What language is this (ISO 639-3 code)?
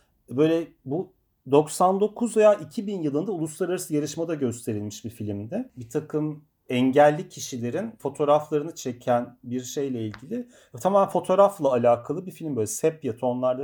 tur